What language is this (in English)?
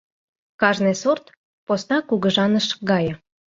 Mari